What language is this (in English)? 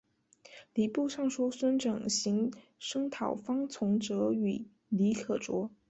Chinese